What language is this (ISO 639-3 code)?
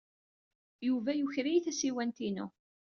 kab